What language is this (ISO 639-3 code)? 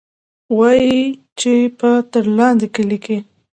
pus